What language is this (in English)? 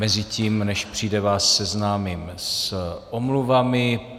Czech